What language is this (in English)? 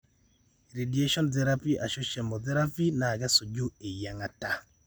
Masai